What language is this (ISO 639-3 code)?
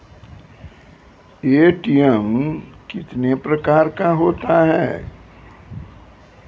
mai